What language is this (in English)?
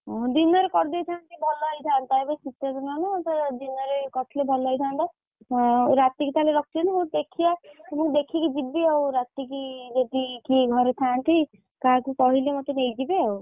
Odia